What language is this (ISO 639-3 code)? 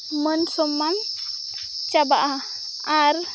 sat